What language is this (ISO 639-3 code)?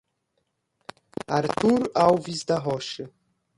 por